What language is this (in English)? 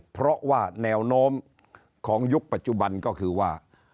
Thai